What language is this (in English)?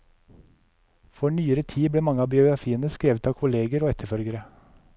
Norwegian